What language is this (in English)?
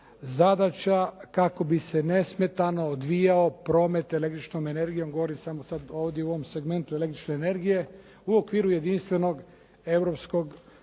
Croatian